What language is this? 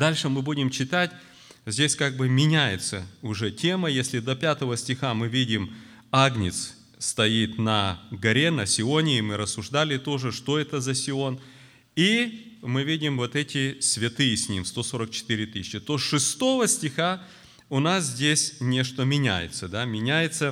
Russian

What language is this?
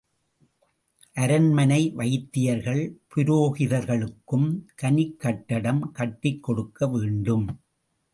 Tamil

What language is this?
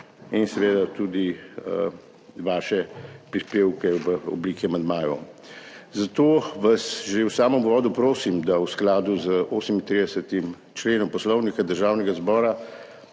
Slovenian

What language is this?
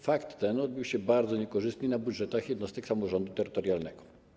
Polish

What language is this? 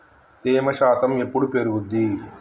Telugu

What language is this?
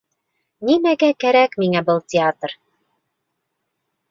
Bashkir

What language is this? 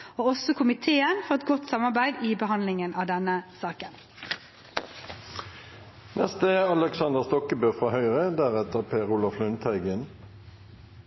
Norwegian Bokmål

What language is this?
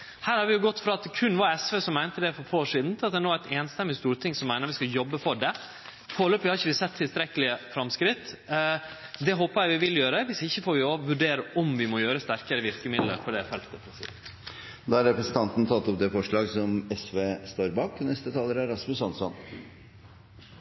Norwegian Nynorsk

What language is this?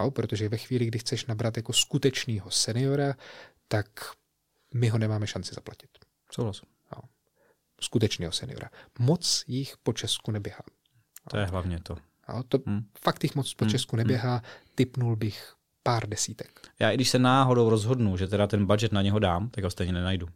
Czech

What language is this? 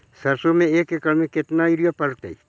Magahi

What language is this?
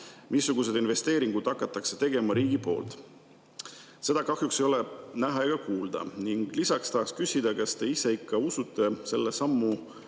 Estonian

